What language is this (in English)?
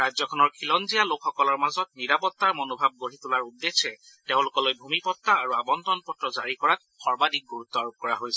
Assamese